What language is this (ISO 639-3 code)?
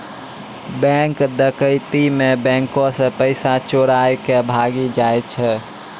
mai